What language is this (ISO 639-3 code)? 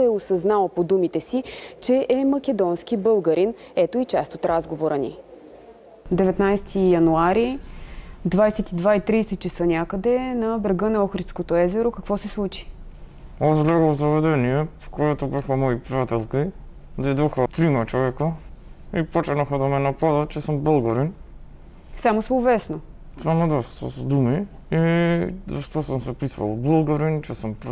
bul